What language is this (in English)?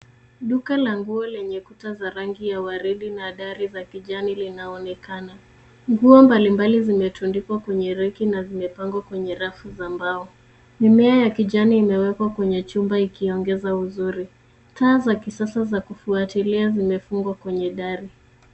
Swahili